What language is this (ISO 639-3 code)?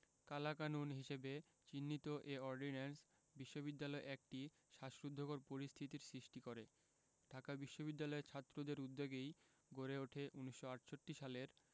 ben